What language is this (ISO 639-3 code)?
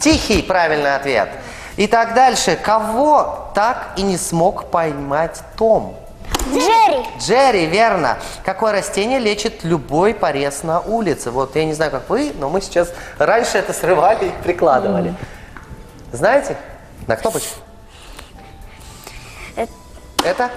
rus